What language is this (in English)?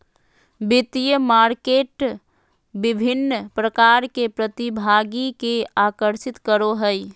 Magahi